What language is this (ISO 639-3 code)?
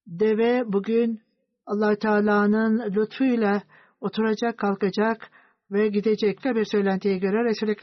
tur